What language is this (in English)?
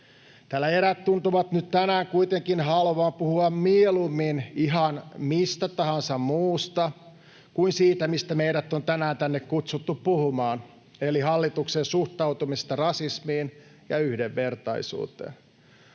Finnish